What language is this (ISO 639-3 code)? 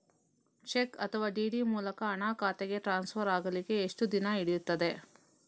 kan